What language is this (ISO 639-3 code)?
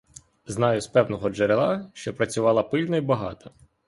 ukr